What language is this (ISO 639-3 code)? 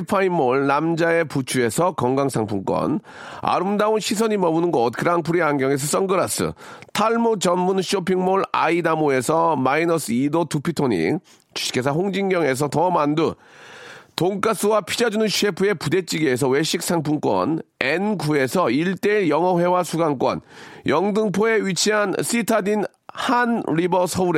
kor